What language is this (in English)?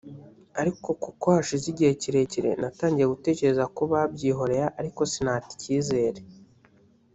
Kinyarwanda